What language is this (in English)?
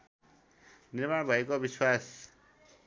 Nepali